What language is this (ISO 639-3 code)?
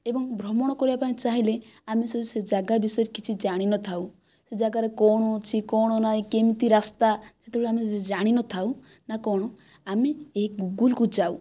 ori